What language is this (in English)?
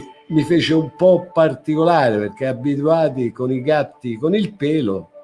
Italian